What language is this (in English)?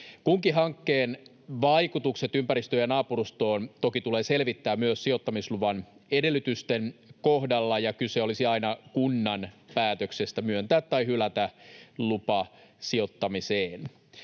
Finnish